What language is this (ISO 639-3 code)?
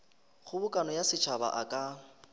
nso